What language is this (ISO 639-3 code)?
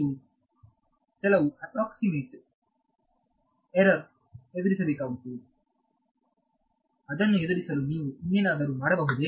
kan